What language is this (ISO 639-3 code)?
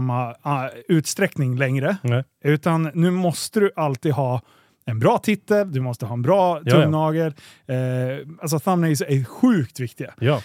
swe